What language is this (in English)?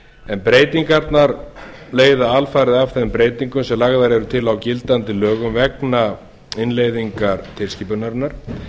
Icelandic